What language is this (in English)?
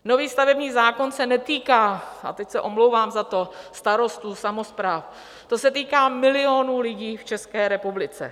Czech